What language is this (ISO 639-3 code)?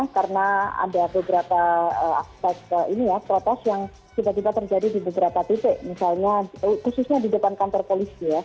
ind